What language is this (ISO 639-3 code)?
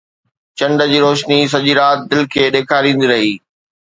snd